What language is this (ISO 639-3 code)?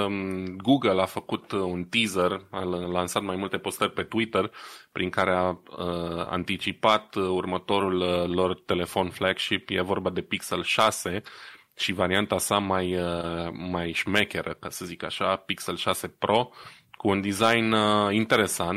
ron